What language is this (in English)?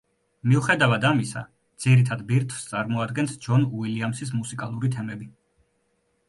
Georgian